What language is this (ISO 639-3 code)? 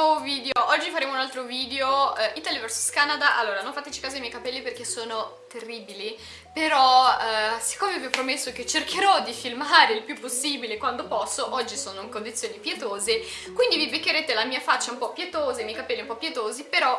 ita